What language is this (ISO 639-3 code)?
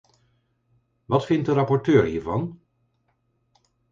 nld